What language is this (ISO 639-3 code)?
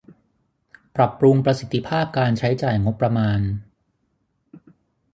tha